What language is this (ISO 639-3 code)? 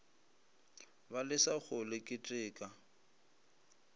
nso